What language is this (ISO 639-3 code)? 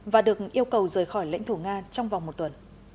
vie